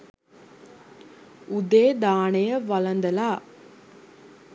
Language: Sinhala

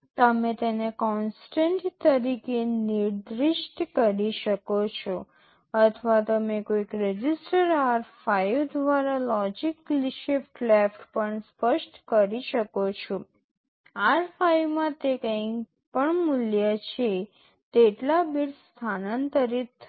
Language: Gujarati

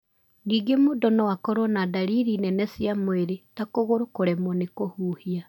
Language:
Kikuyu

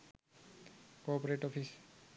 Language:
Sinhala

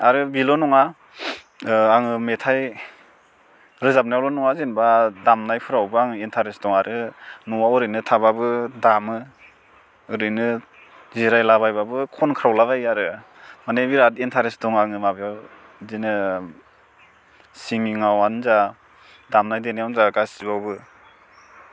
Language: Bodo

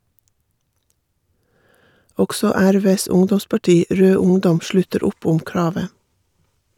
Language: Norwegian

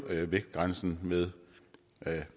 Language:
Danish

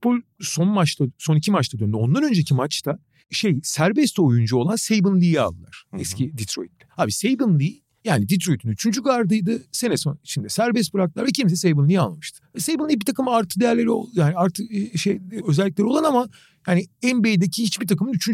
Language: Turkish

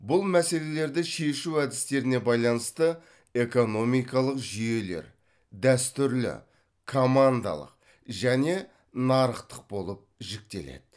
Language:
Kazakh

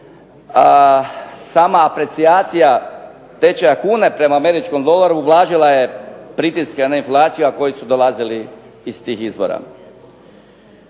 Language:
Croatian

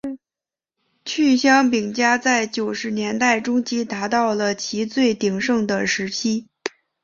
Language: Chinese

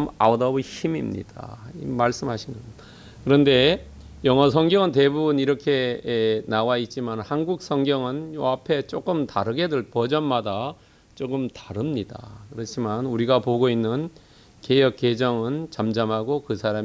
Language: Korean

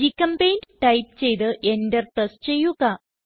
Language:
Malayalam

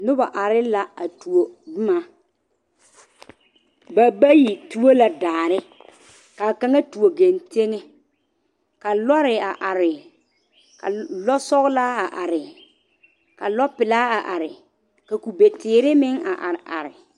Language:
Southern Dagaare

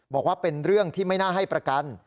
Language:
Thai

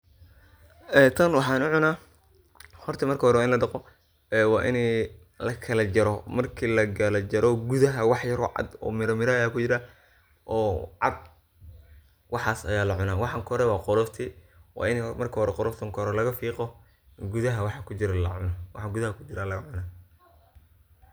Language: Somali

